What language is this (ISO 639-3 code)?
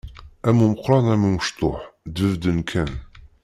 kab